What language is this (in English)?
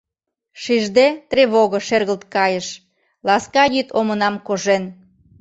Mari